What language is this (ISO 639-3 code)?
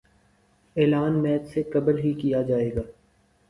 urd